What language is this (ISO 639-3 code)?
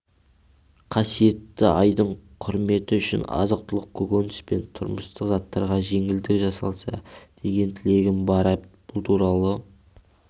kaz